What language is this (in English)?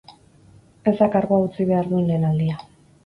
Basque